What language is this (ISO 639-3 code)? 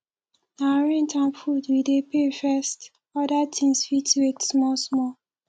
pcm